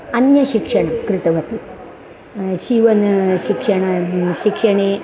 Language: Sanskrit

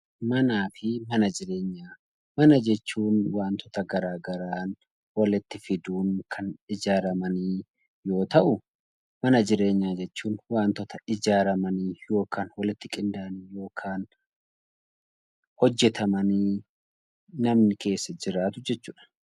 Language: Oromo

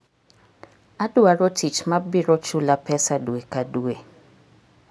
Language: Luo (Kenya and Tanzania)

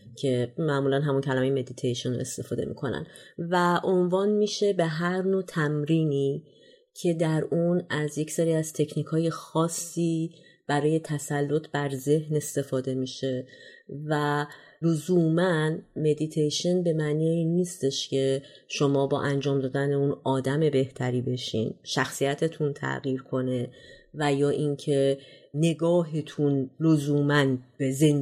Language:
Persian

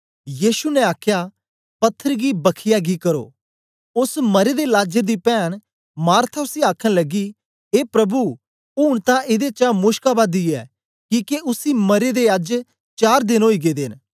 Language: Dogri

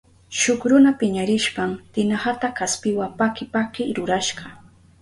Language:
Southern Pastaza Quechua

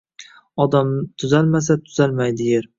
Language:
Uzbek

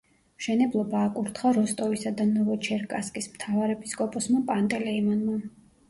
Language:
Georgian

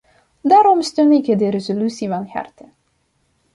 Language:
Dutch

